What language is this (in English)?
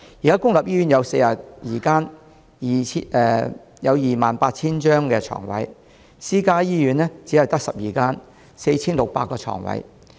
Cantonese